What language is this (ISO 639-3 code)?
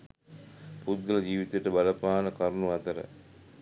sin